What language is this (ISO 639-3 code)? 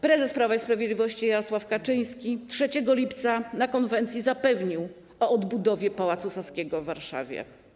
pol